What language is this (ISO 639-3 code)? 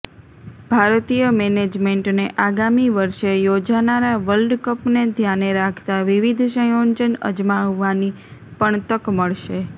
guj